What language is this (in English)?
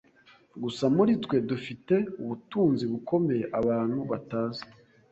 Kinyarwanda